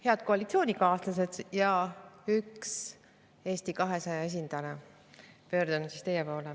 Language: Estonian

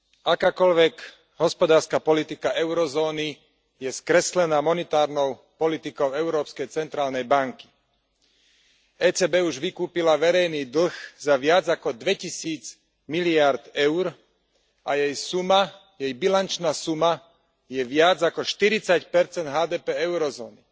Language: Slovak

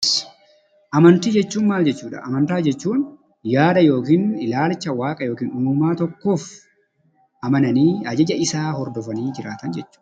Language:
Oromo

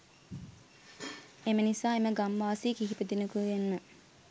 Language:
Sinhala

